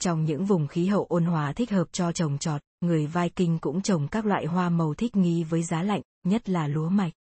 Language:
Vietnamese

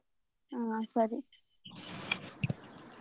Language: Kannada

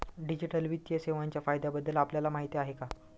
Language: Marathi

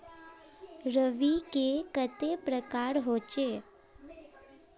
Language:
Magahi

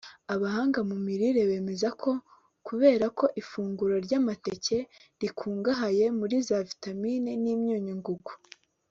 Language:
Kinyarwanda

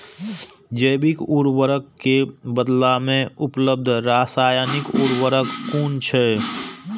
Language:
Maithili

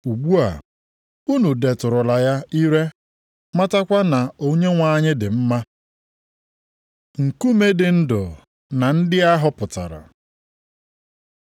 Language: Igbo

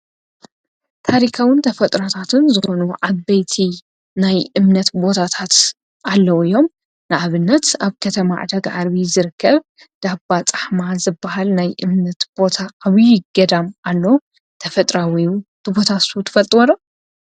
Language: Tigrinya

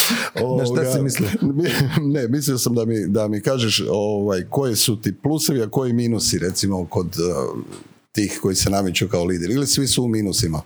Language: Croatian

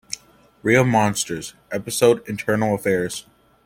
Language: English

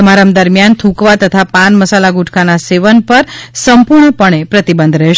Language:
Gujarati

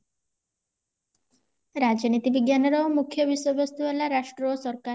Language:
Odia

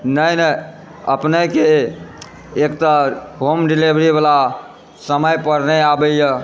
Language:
Maithili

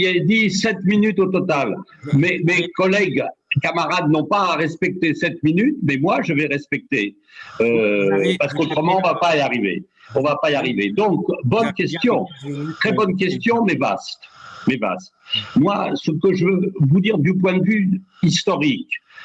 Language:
French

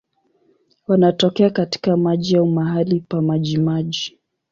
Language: Swahili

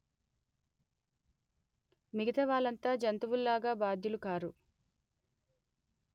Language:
Telugu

